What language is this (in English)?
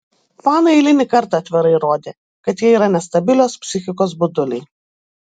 Lithuanian